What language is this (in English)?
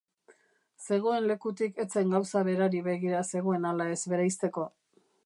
Basque